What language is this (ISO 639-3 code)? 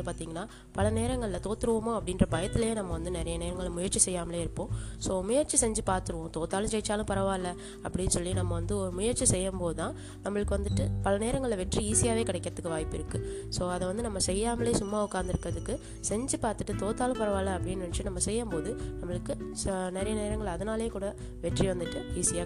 tam